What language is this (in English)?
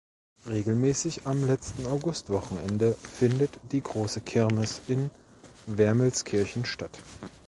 German